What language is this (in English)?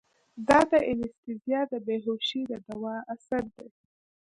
Pashto